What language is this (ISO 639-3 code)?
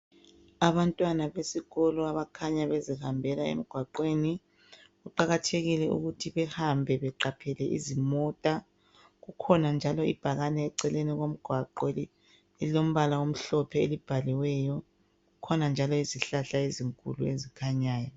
nde